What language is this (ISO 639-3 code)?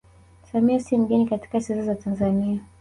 swa